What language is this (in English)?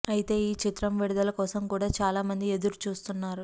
Telugu